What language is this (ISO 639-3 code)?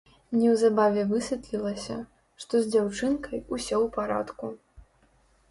bel